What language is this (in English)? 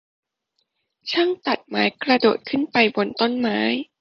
Thai